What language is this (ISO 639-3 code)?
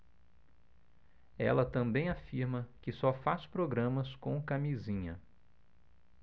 por